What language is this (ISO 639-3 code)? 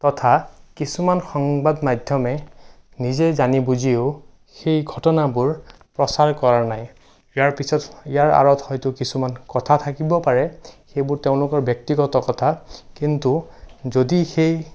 asm